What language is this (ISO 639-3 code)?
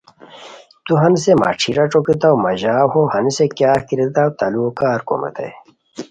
khw